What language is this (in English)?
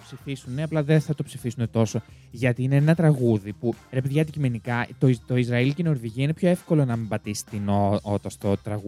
Greek